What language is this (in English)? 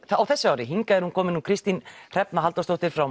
Icelandic